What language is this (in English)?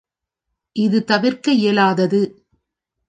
Tamil